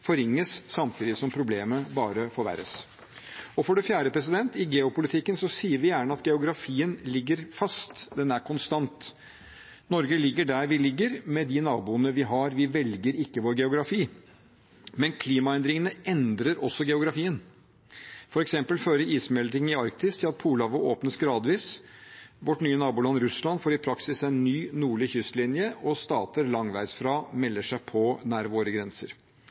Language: Norwegian Bokmål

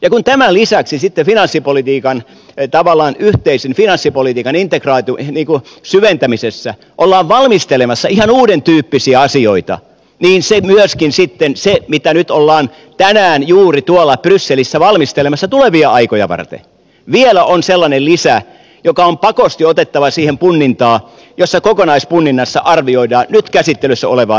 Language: Finnish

